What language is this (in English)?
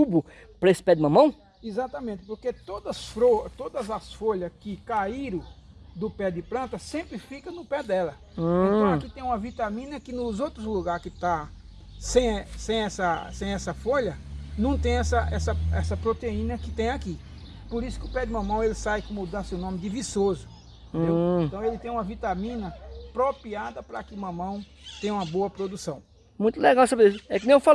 Portuguese